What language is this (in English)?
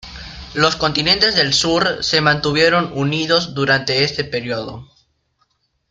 Spanish